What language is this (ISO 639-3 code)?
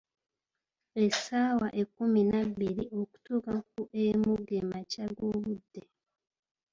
lug